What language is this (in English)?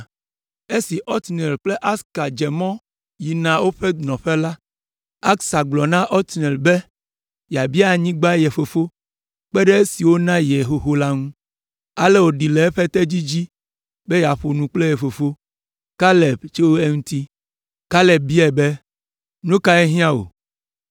Ewe